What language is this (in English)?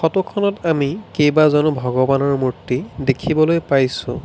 Assamese